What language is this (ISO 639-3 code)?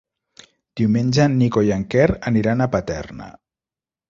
cat